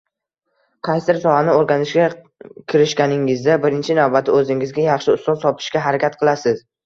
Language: Uzbek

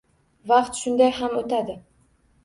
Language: Uzbek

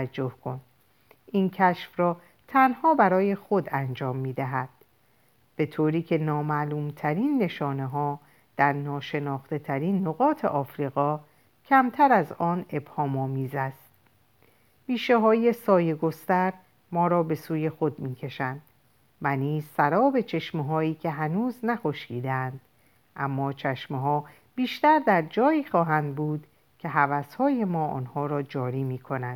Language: Persian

